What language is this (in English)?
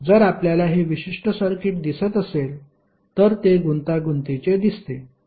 Marathi